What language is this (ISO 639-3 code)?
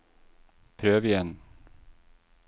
nor